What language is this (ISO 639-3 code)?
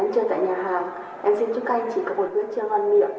vie